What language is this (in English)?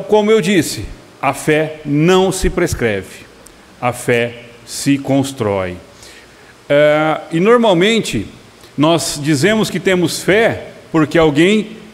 Portuguese